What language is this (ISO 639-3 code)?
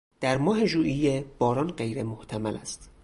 fas